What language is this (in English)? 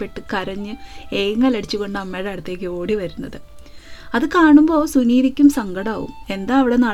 Malayalam